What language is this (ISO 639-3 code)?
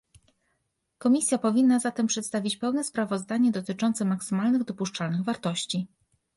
pol